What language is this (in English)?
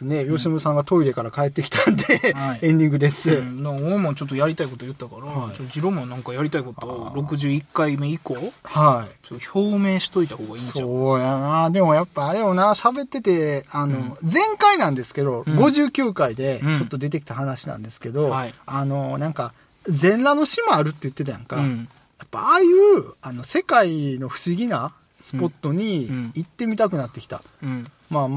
Japanese